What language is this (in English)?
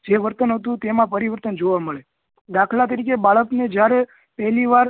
Gujarati